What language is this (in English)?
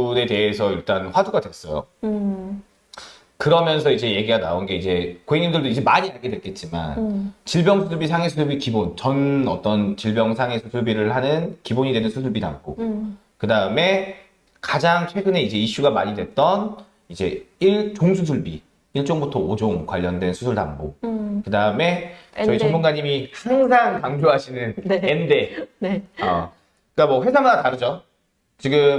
Korean